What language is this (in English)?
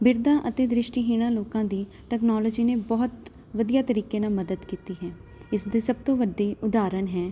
Punjabi